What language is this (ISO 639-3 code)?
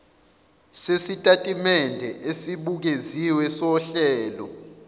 zul